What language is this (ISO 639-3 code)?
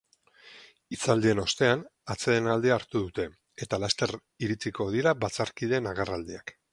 eus